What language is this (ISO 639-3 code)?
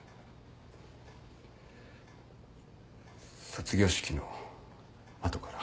jpn